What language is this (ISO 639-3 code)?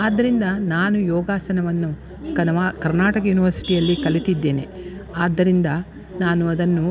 kan